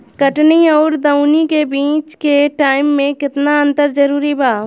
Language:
Bhojpuri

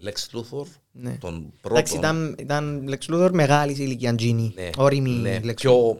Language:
Greek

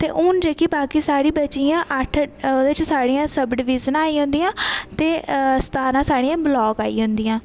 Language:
Dogri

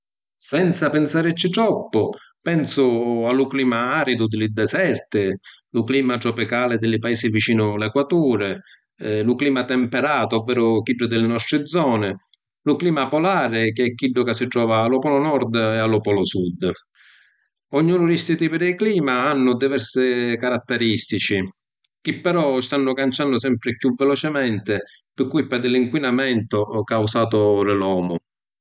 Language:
Sicilian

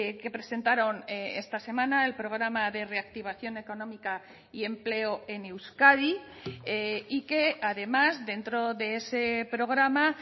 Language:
Spanish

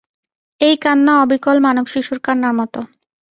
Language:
Bangla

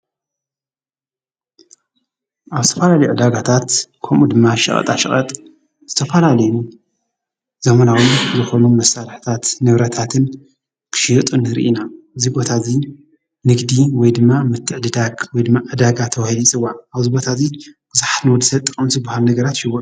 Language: Tigrinya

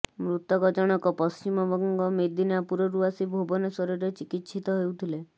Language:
Odia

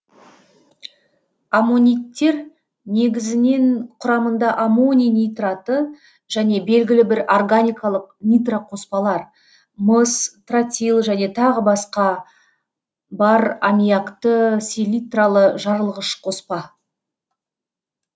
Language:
Kazakh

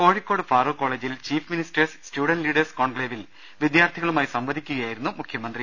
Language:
Malayalam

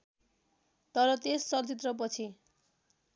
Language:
Nepali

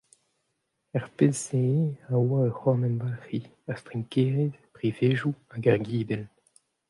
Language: Breton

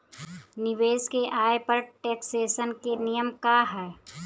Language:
Bhojpuri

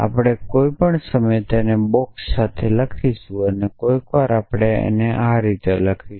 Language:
Gujarati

